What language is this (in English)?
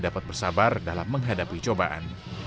Indonesian